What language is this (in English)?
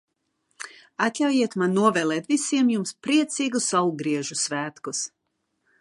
Latvian